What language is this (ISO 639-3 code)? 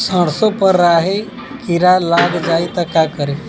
bho